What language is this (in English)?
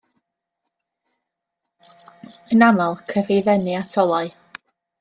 Welsh